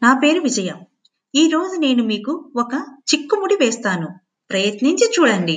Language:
Telugu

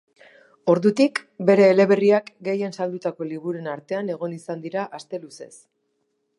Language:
Basque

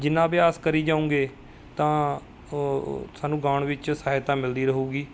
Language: Punjabi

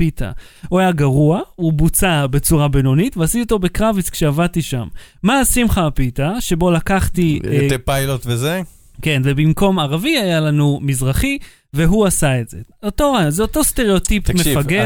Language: Hebrew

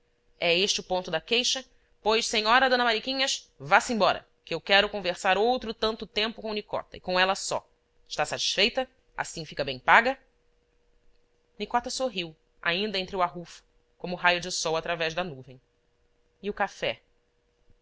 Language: Portuguese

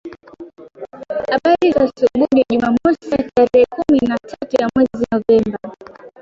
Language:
Swahili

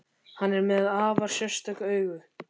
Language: Icelandic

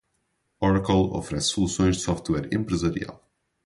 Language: Portuguese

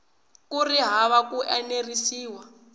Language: Tsonga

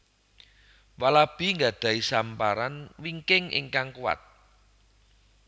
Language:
Javanese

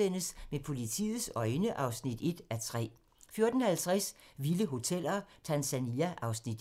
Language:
Danish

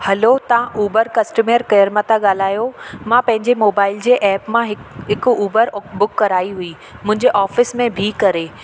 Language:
Sindhi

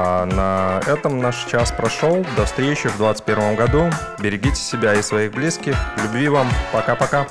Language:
Russian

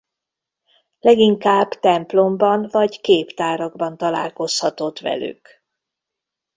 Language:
Hungarian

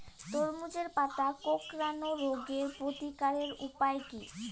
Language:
Bangla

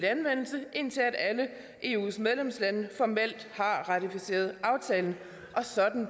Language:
Danish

